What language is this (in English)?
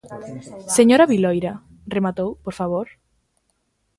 Galician